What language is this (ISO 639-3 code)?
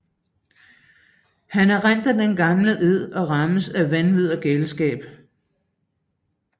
dan